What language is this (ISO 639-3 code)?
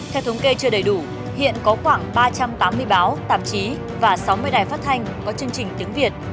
vie